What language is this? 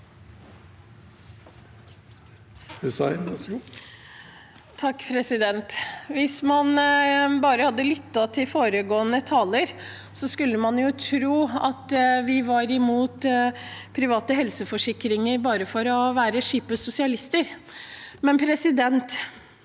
Norwegian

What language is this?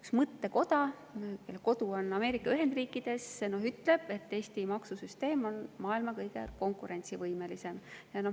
Estonian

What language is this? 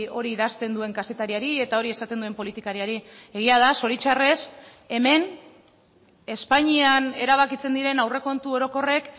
Basque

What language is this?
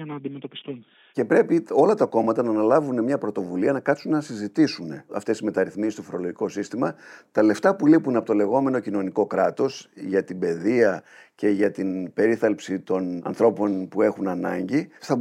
Greek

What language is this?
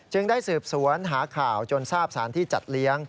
Thai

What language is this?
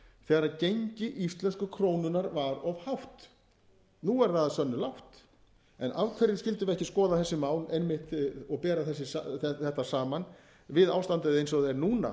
Icelandic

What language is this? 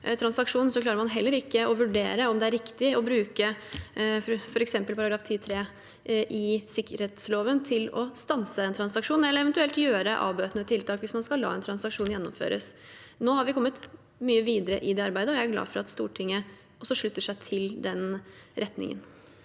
Norwegian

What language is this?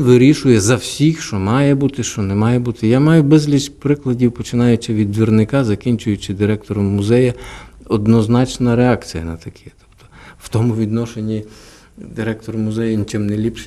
Ukrainian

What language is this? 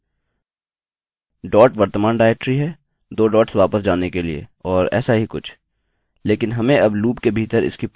Hindi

